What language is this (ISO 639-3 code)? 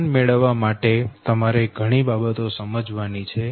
guj